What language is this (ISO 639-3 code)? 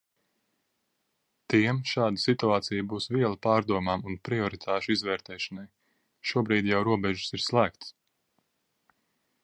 lav